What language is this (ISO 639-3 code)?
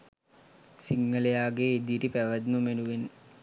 sin